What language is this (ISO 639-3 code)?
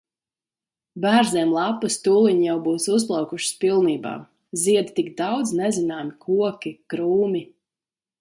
lav